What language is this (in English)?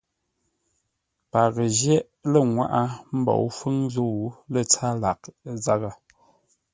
Ngombale